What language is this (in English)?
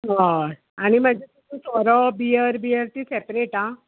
Konkani